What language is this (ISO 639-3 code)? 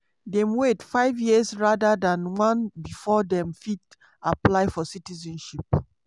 pcm